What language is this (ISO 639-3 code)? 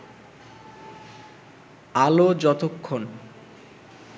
ben